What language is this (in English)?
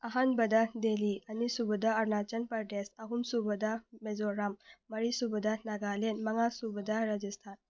Manipuri